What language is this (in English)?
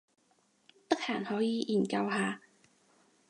Cantonese